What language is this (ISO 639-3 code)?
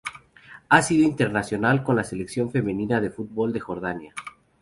spa